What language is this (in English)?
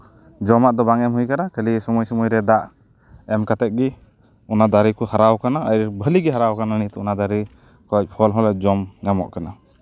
Santali